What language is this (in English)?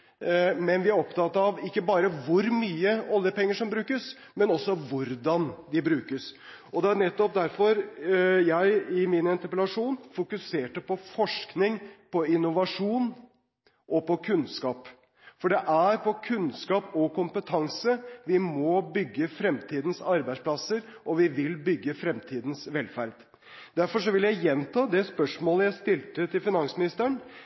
Norwegian Bokmål